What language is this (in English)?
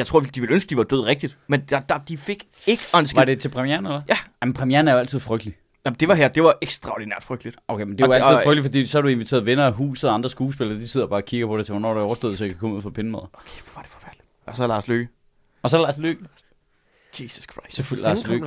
Danish